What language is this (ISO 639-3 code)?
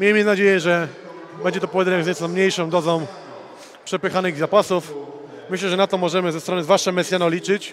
pol